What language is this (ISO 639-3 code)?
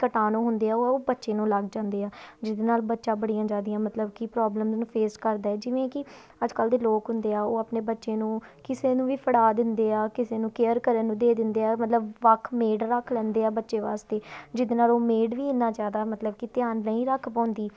pan